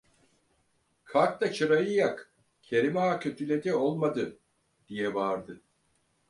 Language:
Turkish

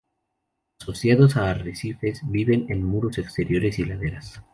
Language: Spanish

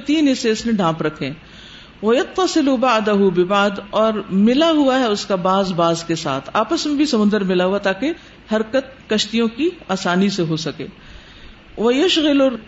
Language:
Urdu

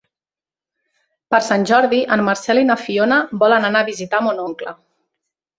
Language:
Catalan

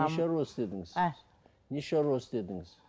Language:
Kazakh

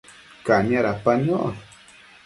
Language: Matsés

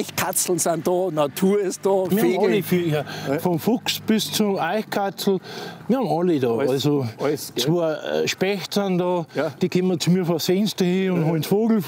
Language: German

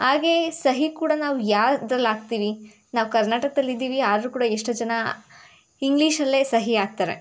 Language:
Kannada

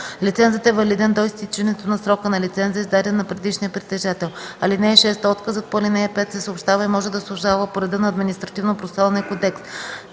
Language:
Bulgarian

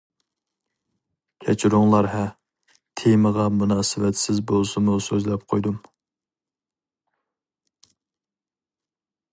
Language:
Uyghur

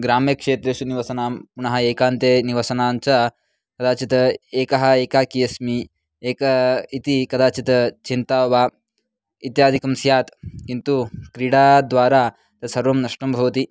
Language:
Sanskrit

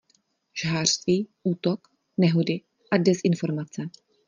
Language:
Czech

